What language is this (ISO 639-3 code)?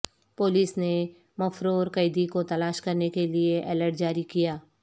urd